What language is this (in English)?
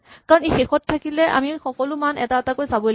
Assamese